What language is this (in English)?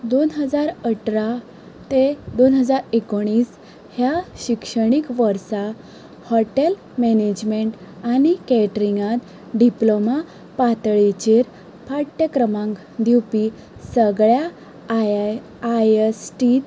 Konkani